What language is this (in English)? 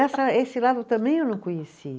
Portuguese